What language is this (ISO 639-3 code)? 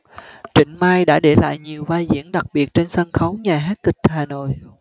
vie